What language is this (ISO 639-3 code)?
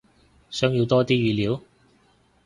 yue